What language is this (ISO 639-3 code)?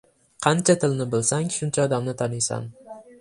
uzb